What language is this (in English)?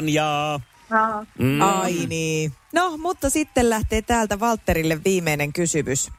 Finnish